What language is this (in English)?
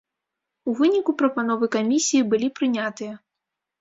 Belarusian